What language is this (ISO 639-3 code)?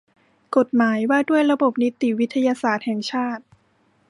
tha